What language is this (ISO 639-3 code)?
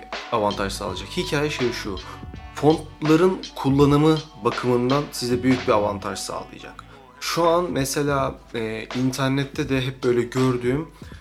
tur